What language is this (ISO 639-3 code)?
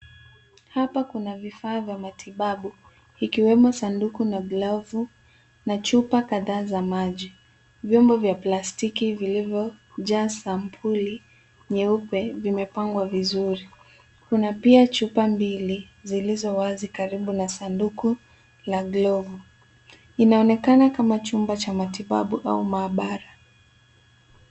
swa